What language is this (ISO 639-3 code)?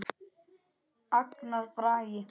isl